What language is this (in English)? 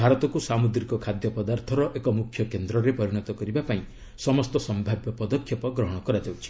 Odia